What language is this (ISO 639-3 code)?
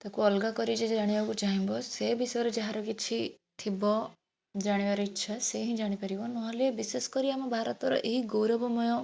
ori